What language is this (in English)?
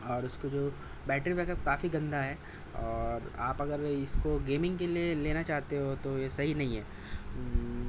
Urdu